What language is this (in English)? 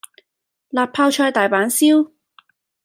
Cantonese